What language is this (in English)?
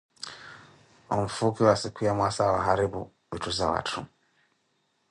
Koti